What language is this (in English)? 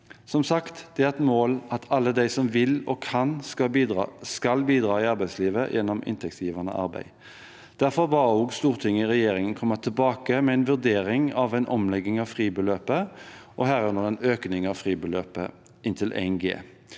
Norwegian